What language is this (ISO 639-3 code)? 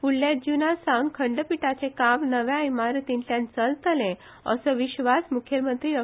kok